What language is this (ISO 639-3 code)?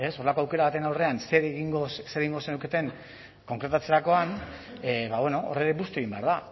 eus